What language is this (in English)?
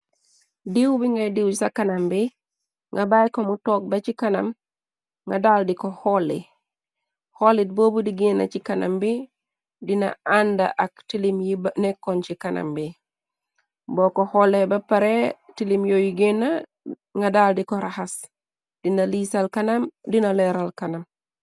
Wolof